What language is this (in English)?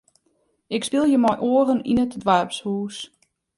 Western Frisian